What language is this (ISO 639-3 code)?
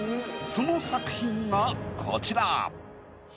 jpn